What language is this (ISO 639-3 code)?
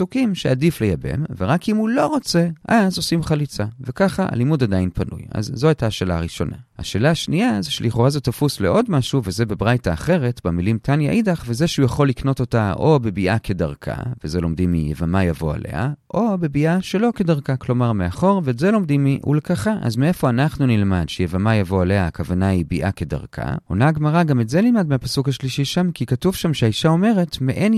heb